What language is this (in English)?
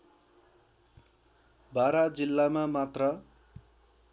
Nepali